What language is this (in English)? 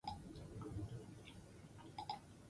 Basque